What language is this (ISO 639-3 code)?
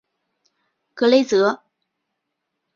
zho